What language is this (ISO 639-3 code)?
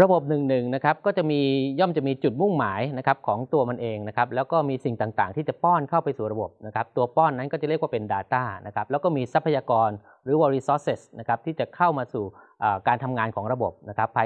tha